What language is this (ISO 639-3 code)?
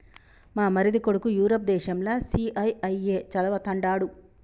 tel